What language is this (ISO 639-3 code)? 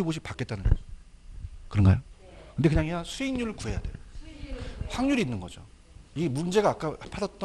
kor